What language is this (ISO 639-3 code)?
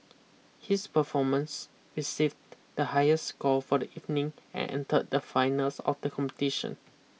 eng